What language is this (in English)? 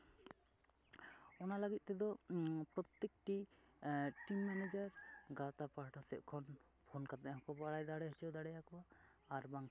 Santali